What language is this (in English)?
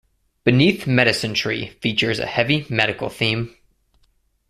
English